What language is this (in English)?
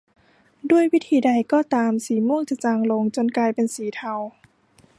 Thai